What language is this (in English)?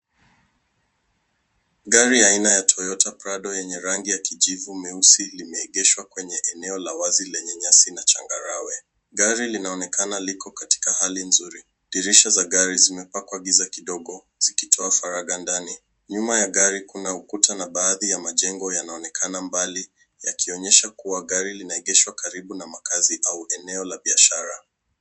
Swahili